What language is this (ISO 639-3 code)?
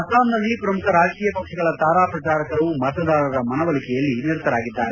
kan